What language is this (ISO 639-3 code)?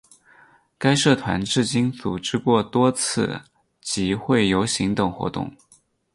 zho